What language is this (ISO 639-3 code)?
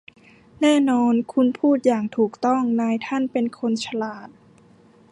tha